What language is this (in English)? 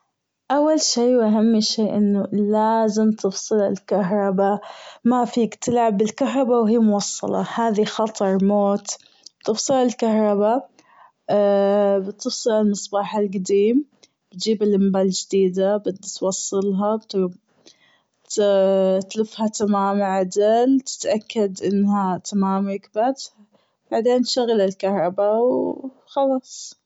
Gulf Arabic